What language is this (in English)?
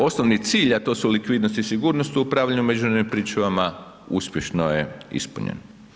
Croatian